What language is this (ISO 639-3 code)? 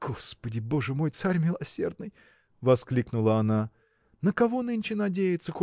rus